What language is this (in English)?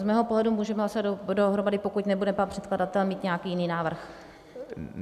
Czech